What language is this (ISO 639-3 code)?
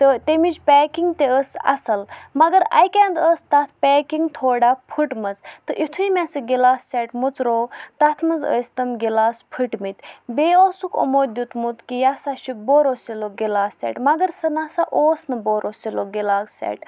kas